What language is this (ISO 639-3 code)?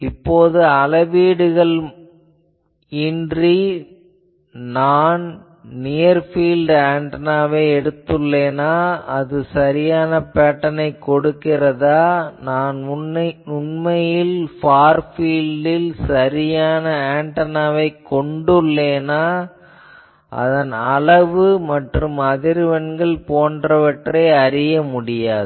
tam